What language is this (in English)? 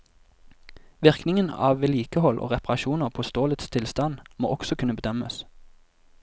Norwegian